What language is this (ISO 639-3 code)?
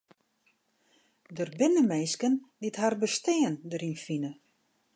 fry